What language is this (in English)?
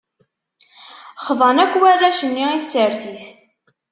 Kabyle